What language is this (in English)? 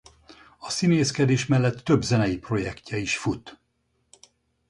Hungarian